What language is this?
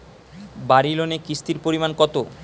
Bangla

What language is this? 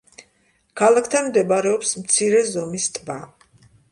Georgian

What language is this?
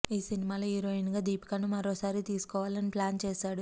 Telugu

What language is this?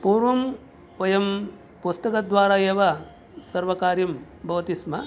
Sanskrit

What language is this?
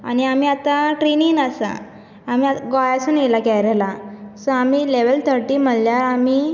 Konkani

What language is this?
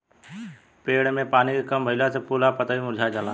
Bhojpuri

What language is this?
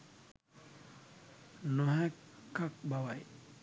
Sinhala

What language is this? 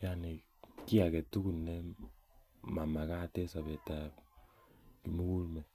Kalenjin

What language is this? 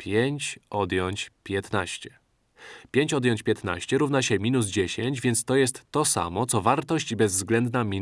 Polish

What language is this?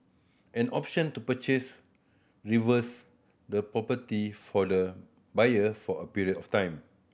English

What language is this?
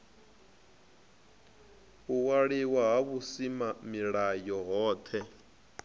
Venda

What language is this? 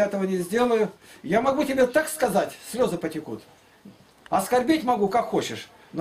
Russian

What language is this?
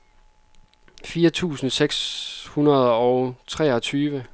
Danish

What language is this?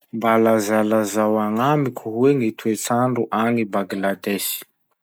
Masikoro Malagasy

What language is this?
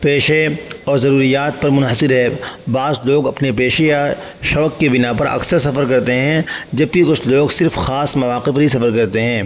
Urdu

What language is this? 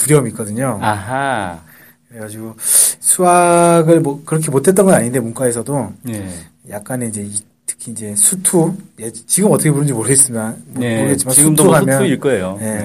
Korean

